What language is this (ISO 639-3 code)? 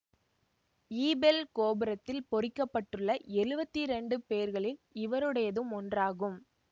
tam